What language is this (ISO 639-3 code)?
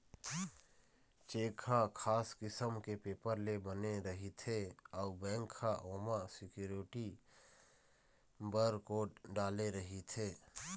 hne